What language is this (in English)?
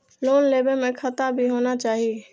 Maithili